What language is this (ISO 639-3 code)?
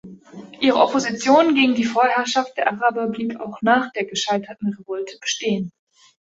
deu